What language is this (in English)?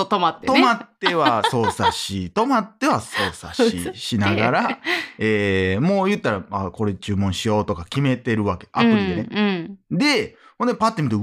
Japanese